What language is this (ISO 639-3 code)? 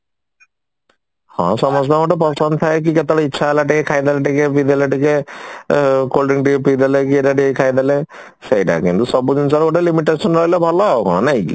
ori